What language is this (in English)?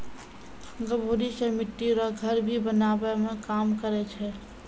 Maithili